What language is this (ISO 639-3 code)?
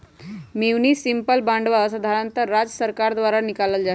mag